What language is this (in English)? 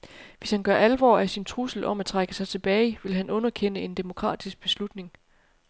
Danish